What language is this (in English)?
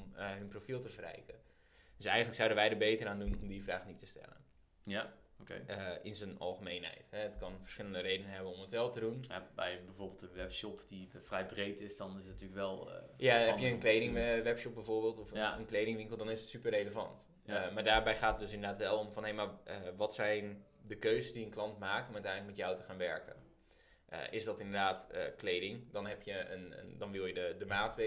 Dutch